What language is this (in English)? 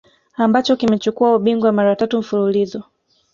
Swahili